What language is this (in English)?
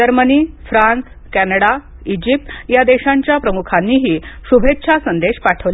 Marathi